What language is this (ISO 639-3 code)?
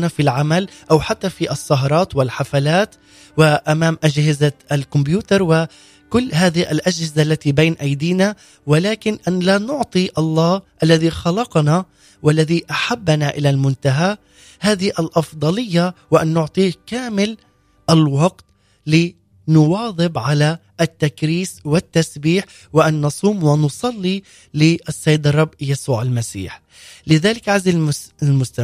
ara